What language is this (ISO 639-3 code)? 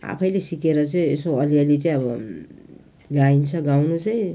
nep